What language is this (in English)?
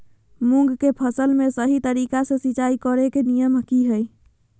Magahi